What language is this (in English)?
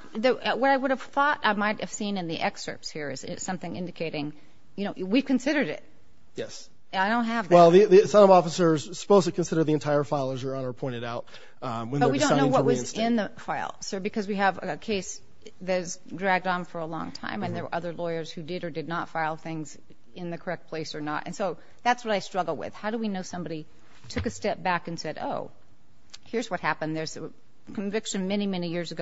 English